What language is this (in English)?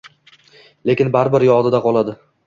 Uzbek